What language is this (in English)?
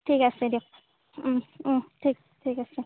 Assamese